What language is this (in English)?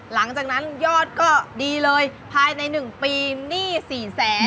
Thai